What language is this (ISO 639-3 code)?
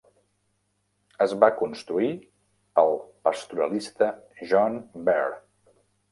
cat